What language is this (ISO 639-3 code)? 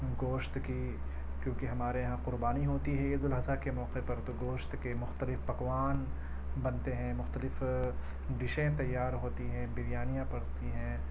urd